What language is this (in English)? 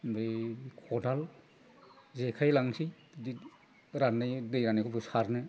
Bodo